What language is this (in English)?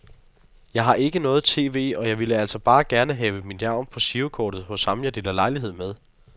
Danish